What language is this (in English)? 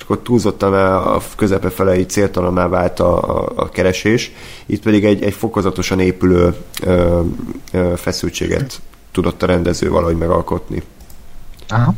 Hungarian